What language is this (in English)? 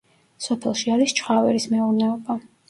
Georgian